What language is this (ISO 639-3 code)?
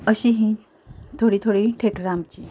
kok